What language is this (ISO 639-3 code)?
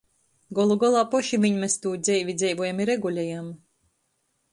ltg